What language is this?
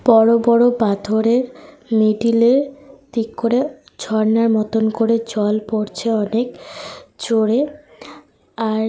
Bangla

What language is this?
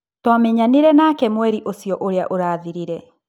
Kikuyu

